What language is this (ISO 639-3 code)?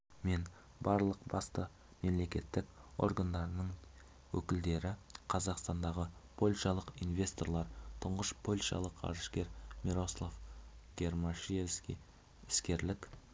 kaz